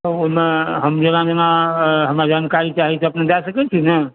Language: Maithili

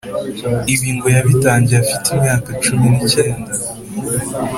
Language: Kinyarwanda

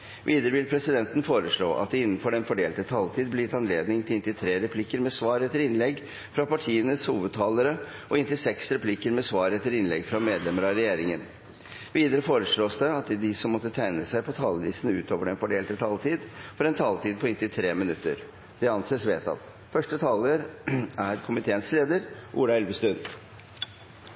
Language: Norwegian Bokmål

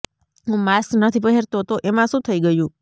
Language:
Gujarati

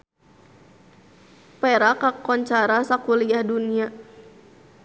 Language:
Sundanese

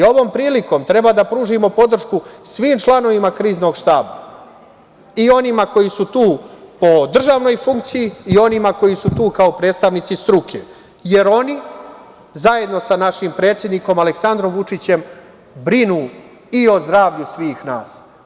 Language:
Serbian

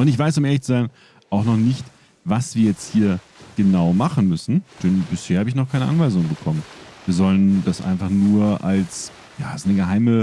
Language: German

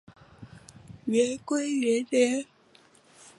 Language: Chinese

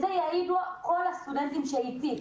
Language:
Hebrew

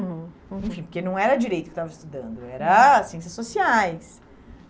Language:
Portuguese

